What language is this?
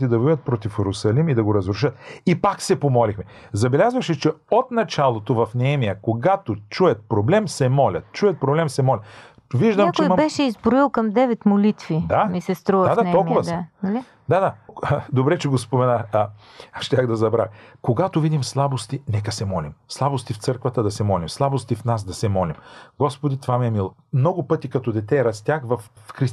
Bulgarian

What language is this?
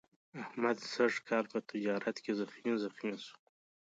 Pashto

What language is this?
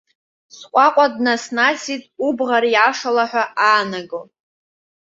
Abkhazian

